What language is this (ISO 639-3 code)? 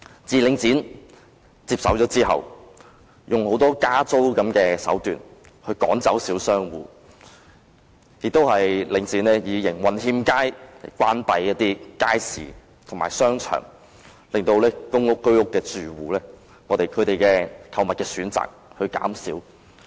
yue